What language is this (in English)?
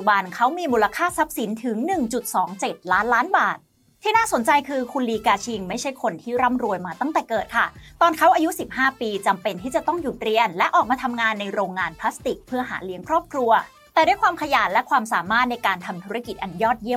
Thai